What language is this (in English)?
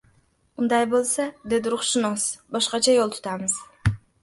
Uzbek